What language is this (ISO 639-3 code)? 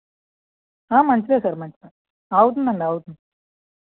tel